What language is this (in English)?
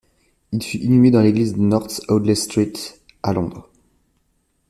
French